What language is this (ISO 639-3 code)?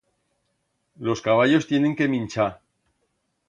arg